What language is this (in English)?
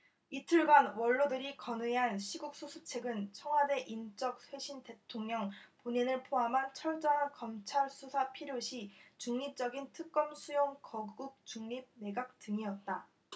Korean